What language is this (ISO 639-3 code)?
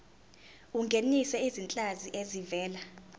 zul